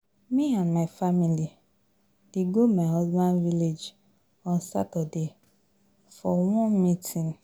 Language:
Nigerian Pidgin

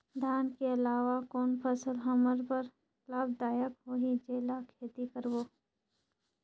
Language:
Chhattisgarhi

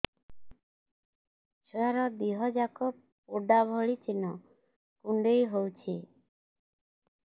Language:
Odia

